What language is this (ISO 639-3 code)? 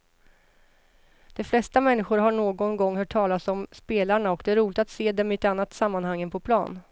swe